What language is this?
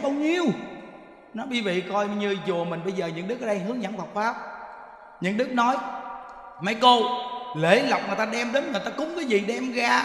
Vietnamese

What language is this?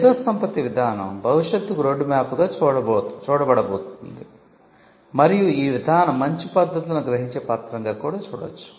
Telugu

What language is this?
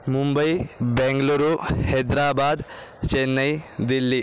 Sanskrit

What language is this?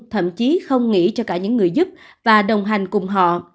Vietnamese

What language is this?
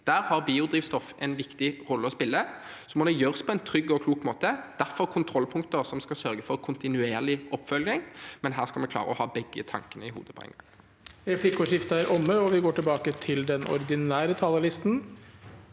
Norwegian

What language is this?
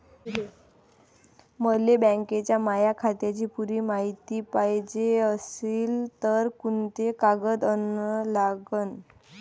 Marathi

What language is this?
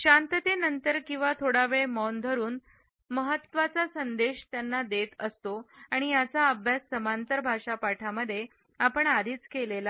Marathi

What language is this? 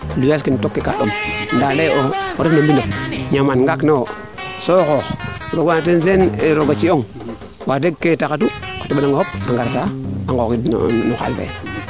Serer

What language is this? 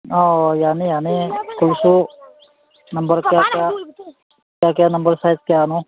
Manipuri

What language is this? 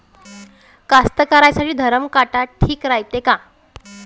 Marathi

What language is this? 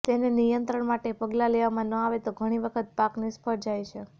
Gujarati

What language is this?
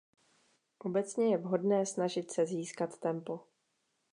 Czech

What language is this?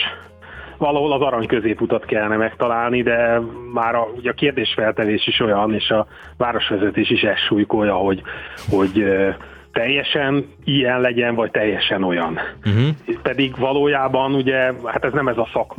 Hungarian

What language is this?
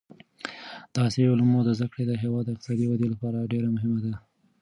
Pashto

